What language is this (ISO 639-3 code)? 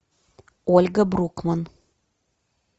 rus